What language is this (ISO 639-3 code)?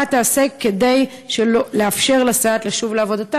heb